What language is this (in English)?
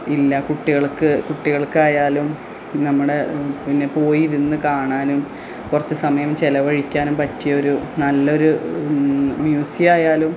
Malayalam